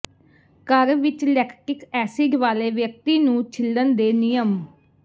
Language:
Punjabi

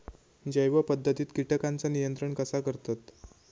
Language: Marathi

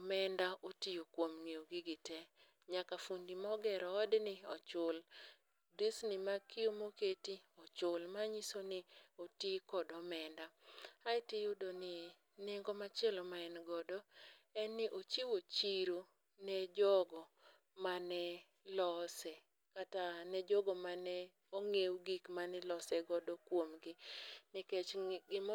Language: Luo (Kenya and Tanzania)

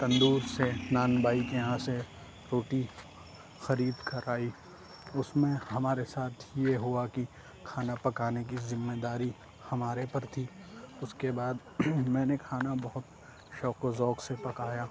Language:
Urdu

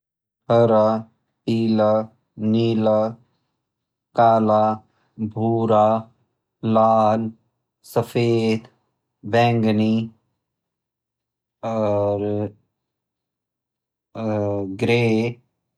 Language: Garhwali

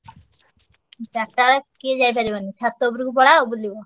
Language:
Odia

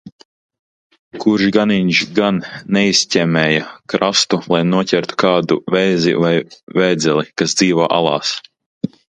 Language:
Latvian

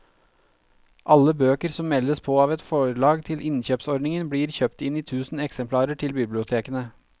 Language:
Norwegian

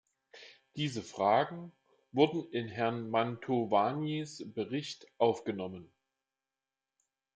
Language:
German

